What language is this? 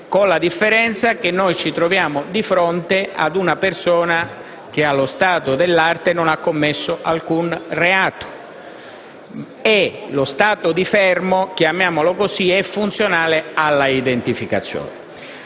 Italian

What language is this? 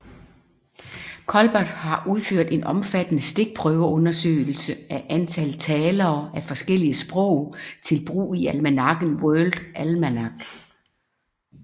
Danish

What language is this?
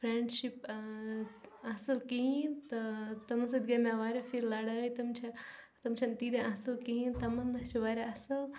Kashmiri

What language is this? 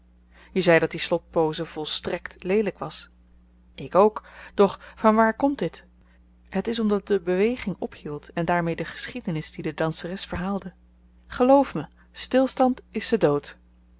Dutch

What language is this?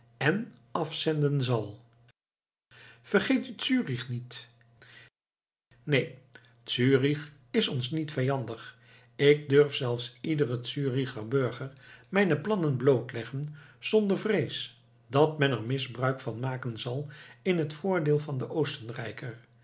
Dutch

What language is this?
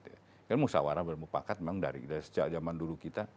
Indonesian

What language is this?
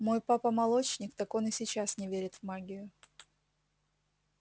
Russian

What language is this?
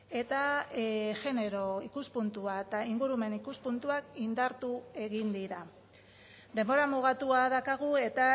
Basque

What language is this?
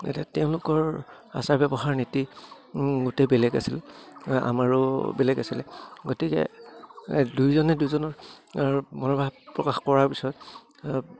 Assamese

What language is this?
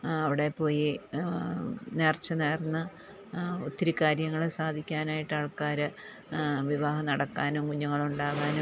Malayalam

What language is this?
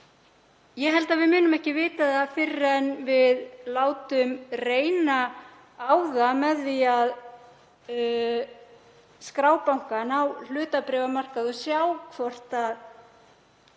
Icelandic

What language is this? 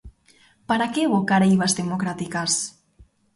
Galician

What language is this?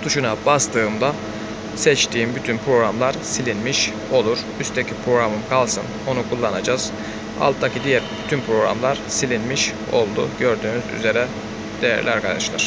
Turkish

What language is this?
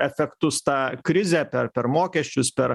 Lithuanian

